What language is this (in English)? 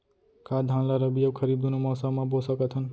Chhattisgarhi